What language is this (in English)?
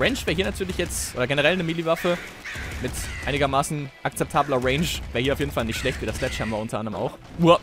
German